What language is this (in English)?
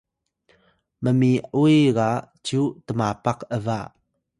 Atayal